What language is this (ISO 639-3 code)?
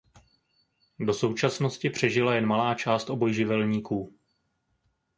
ces